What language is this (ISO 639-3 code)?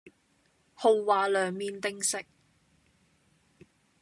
yue